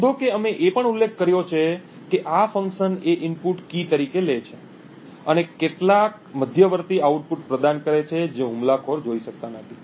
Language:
Gujarati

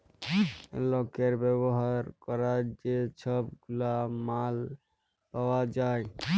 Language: Bangla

